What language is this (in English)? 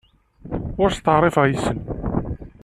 Kabyle